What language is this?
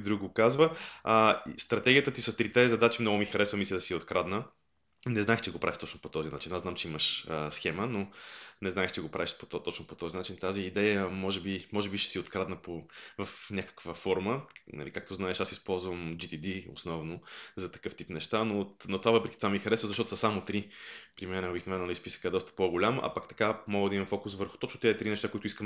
Bulgarian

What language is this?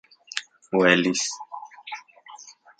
Central Puebla Nahuatl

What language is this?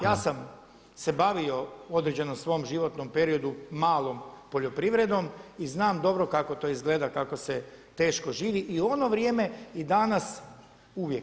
Croatian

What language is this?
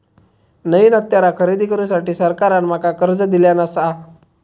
Marathi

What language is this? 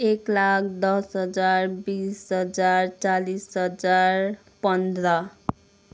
Nepali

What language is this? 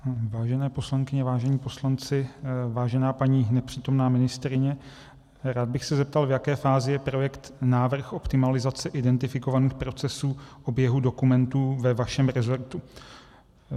Czech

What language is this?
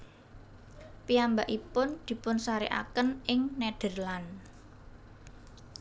Javanese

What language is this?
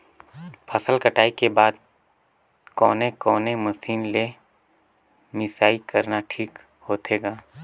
Chhattisgarhi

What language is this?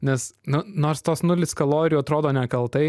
Lithuanian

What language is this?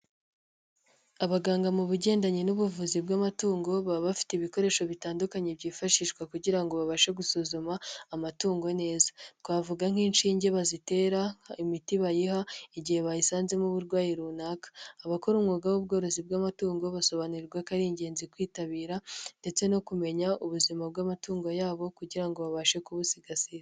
Kinyarwanda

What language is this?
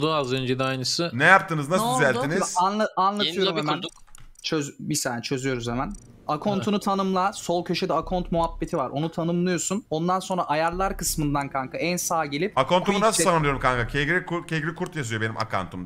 Turkish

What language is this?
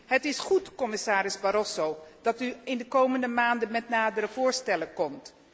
Dutch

